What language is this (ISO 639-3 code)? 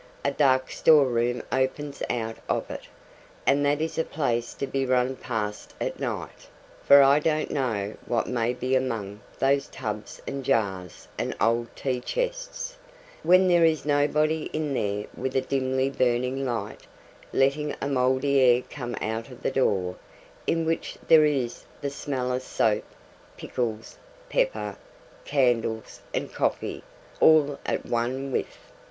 eng